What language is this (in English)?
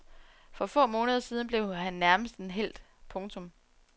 Danish